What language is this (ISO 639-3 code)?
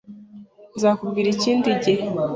kin